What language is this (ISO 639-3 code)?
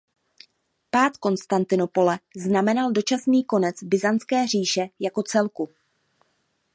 ces